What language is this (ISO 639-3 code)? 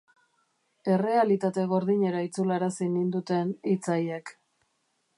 eus